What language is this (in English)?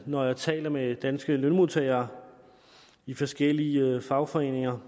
Danish